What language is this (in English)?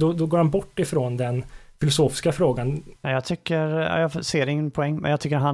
Swedish